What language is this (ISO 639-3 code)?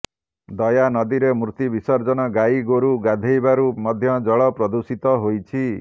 ori